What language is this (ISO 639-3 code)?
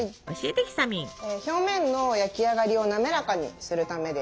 jpn